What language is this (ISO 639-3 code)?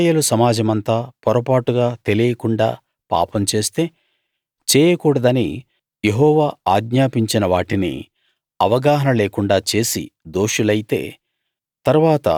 tel